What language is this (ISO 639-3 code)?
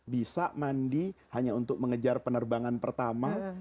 ind